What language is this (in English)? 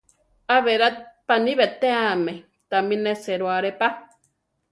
Central Tarahumara